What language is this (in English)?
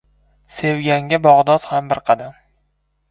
Uzbek